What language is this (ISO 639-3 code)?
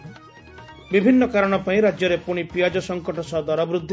ori